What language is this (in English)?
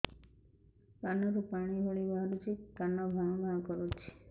Odia